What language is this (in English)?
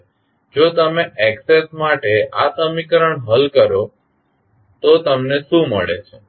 Gujarati